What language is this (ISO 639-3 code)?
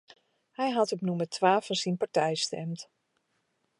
fry